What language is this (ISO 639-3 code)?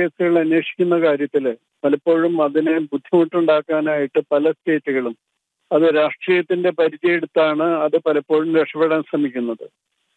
mal